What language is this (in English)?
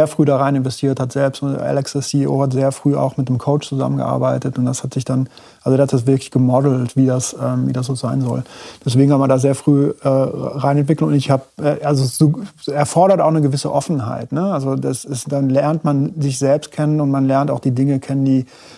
German